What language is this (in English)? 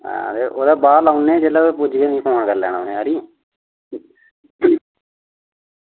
Dogri